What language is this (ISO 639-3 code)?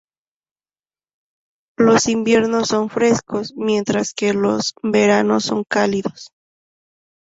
spa